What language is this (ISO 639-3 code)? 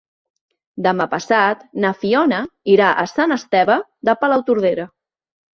cat